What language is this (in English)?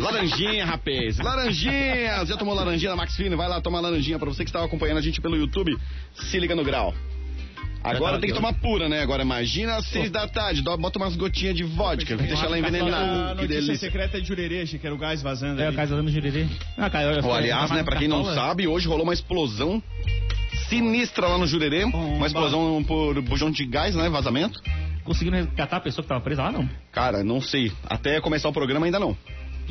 Portuguese